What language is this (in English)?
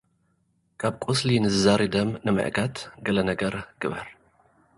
Tigrinya